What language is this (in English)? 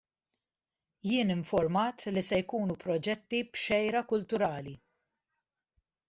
Maltese